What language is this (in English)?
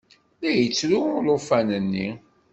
Kabyle